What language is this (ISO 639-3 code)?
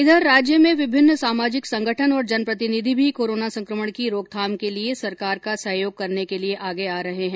hin